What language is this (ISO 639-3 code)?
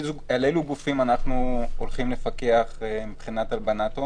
heb